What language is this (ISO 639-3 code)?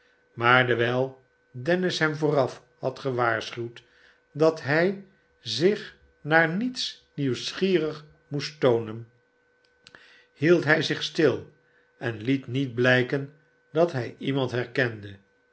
nld